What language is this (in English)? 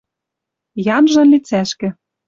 Western Mari